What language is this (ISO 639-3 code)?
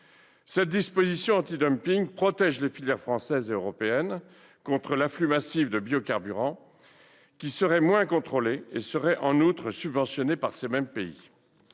fra